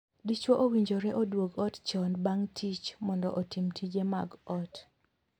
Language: Luo (Kenya and Tanzania)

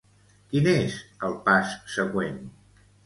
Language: Catalan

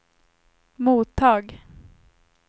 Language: Swedish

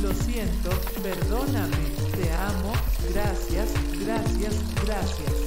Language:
Spanish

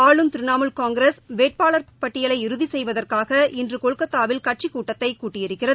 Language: Tamil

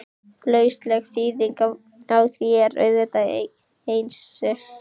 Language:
Icelandic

